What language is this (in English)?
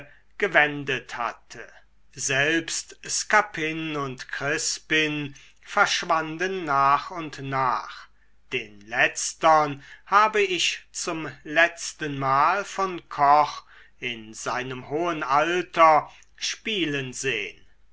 German